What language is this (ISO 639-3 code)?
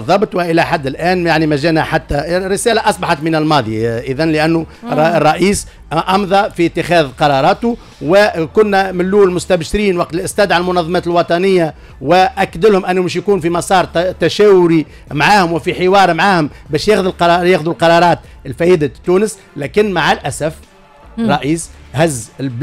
ara